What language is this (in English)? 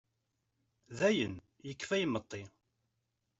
Kabyle